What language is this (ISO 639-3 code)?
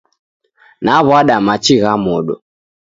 dav